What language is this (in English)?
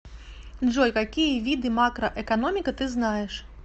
Russian